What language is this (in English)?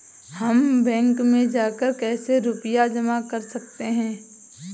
Hindi